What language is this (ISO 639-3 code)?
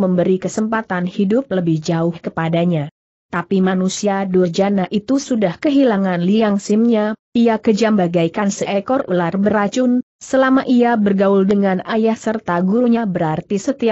ind